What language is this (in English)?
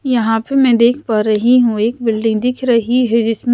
Hindi